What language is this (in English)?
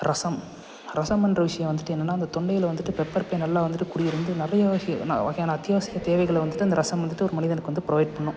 Tamil